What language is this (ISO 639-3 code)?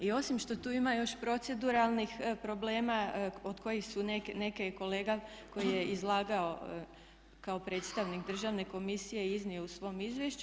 hrv